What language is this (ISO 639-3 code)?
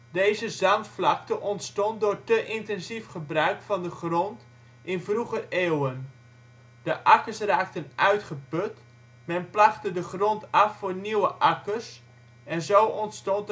nld